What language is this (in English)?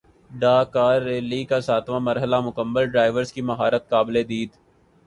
Urdu